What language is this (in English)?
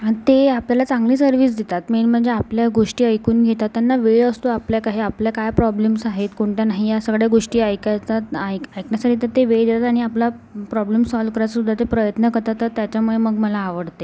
Marathi